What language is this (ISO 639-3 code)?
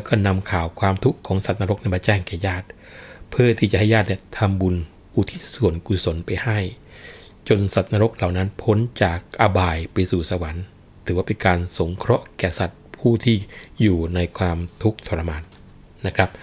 tha